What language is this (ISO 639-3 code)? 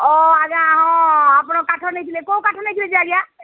ori